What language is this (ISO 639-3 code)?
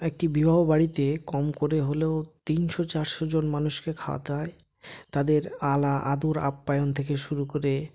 ben